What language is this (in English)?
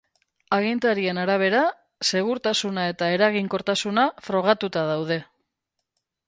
Basque